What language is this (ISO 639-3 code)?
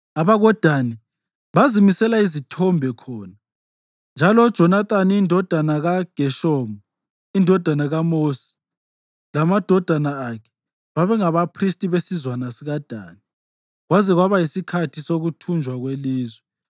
nde